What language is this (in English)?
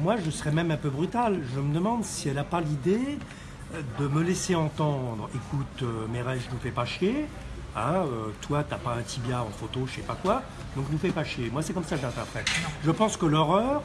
French